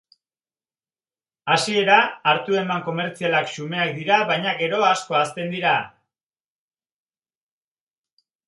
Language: Basque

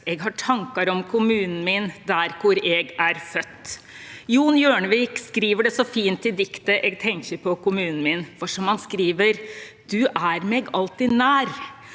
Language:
Norwegian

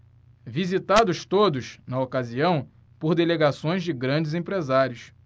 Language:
Portuguese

